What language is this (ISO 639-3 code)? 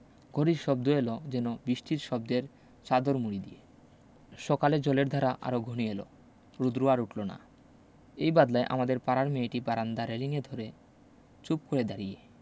ben